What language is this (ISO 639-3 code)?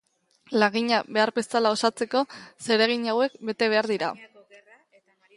eus